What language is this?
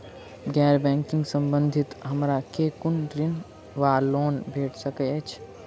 Maithili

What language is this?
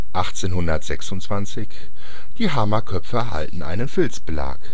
German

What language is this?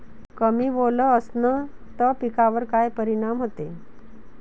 Marathi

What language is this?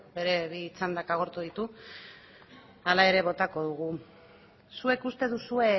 Basque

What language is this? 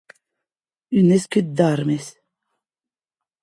Occitan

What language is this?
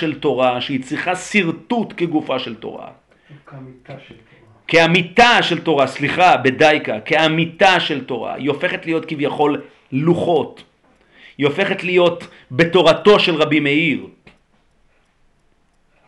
Hebrew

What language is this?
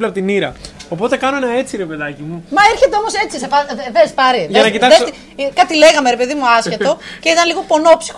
Greek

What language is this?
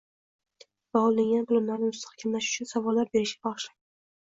Uzbek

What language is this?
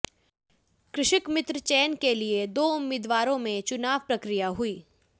Hindi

